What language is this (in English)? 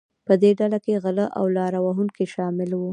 Pashto